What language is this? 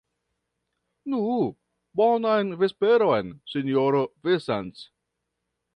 Esperanto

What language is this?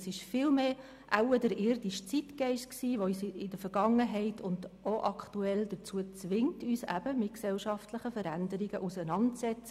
Swiss German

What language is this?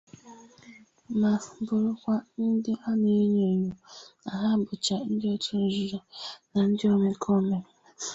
Igbo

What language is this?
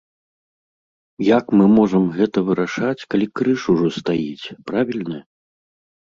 Belarusian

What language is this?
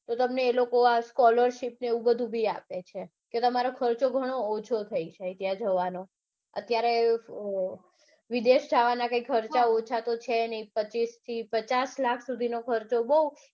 Gujarati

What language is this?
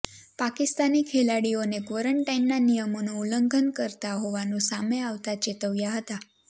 Gujarati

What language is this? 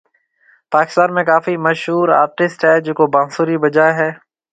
Marwari (Pakistan)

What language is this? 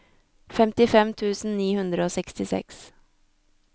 Norwegian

